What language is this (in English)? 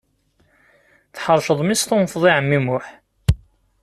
Kabyle